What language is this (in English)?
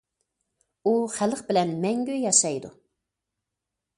Uyghur